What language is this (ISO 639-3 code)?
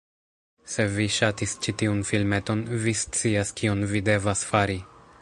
epo